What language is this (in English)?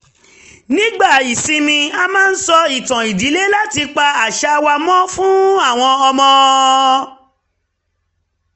Yoruba